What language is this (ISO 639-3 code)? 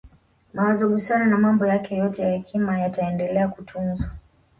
swa